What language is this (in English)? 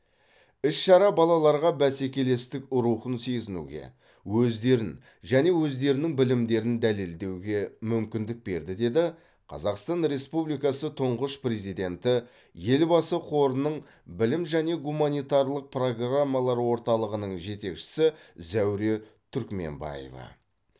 Kazakh